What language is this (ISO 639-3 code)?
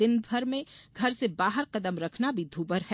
hin